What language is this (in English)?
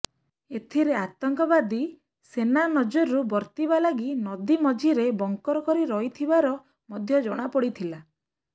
Odia